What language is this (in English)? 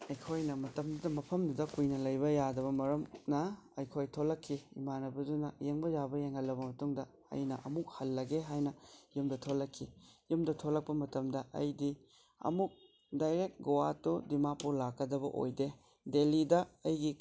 Manipuri